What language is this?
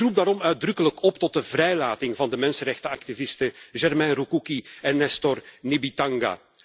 Dutch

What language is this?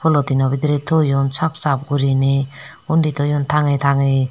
Chakma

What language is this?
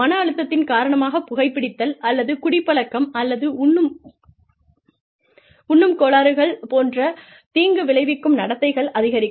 Tamil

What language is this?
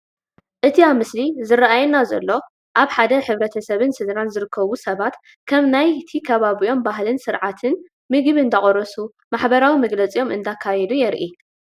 Tigrinya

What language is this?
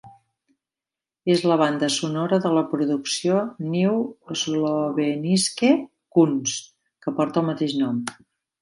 Catalan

